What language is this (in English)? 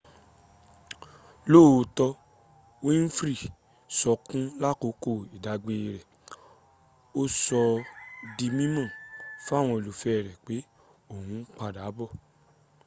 Yoruba